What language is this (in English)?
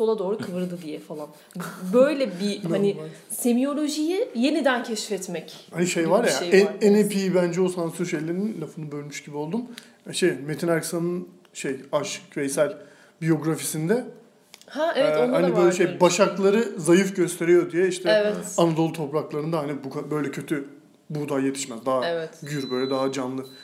Turkish